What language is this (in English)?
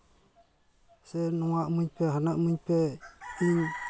Santali